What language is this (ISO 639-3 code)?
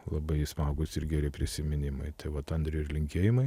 lit